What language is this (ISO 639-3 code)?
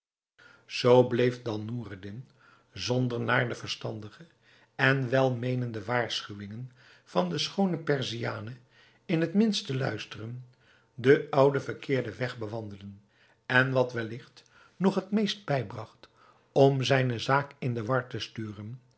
nld